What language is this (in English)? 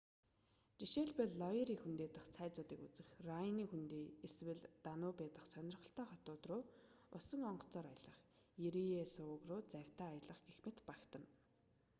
Mongolian